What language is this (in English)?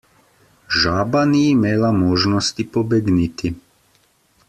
Slovenian